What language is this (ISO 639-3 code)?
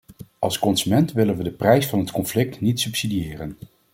nld